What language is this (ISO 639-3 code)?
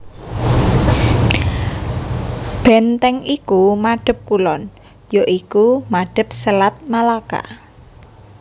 jav